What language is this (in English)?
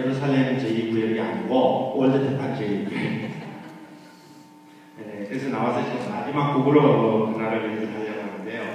Korean